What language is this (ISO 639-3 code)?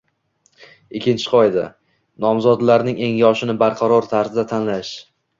uzb